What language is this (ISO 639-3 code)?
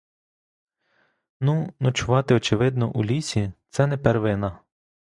ukr